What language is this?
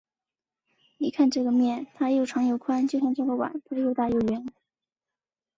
Chinese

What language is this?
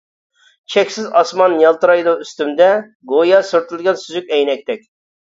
Uyghur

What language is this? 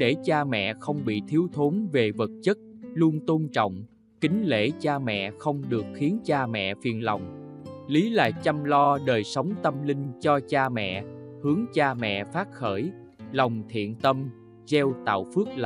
Vietnamese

